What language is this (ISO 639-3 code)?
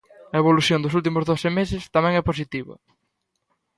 glg